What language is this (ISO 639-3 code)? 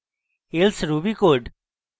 ben